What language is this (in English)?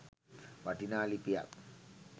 Sinhala